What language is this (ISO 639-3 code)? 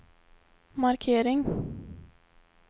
swe